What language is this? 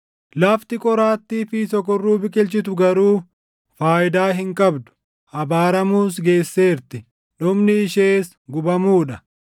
Oromo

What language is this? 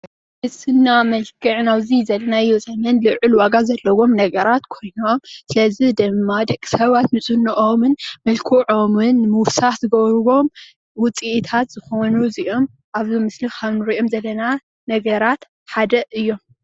Tigrinya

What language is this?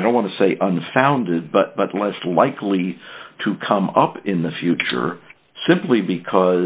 English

